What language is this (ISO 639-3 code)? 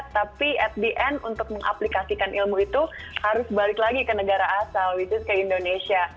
ind